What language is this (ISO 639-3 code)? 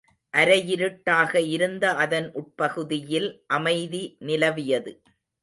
tam